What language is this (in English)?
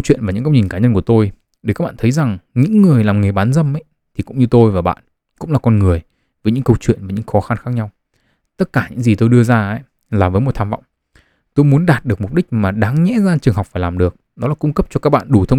Vietnamese